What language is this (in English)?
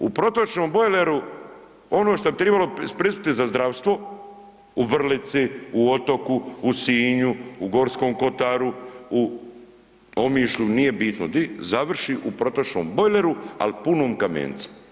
Croatian